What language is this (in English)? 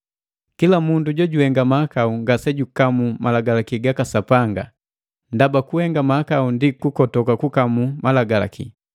Matengo